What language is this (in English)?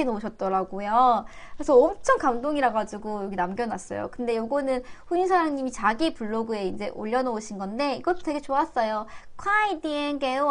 Korean